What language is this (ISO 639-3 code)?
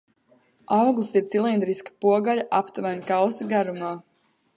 lav